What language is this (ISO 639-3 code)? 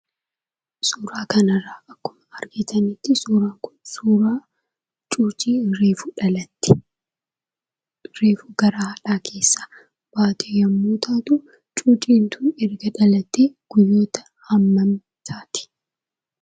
orm